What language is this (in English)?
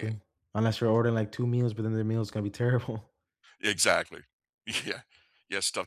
English